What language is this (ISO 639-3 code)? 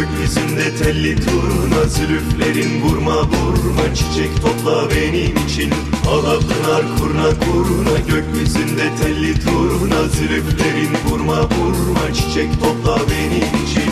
tur